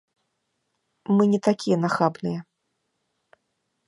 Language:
Belarusian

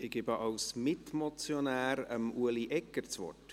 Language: Swiss German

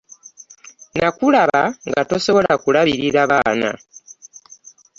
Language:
Ganda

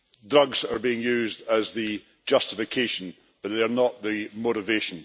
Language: English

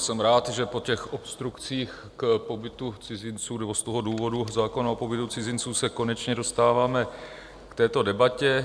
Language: Czech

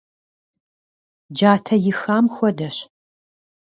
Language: Kabardian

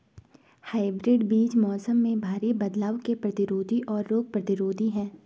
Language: Hindi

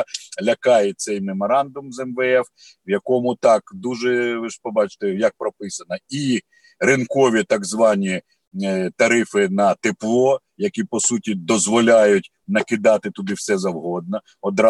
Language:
Ukrainian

